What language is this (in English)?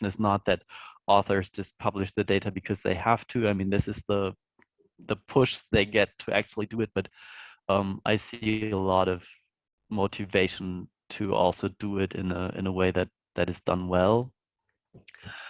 English